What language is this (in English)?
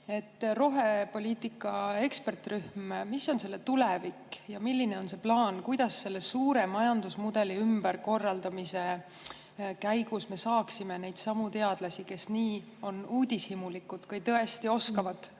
Estonian